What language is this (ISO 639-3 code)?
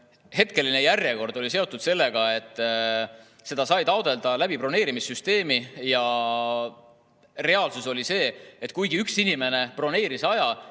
est